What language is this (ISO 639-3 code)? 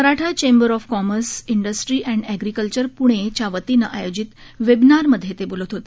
mar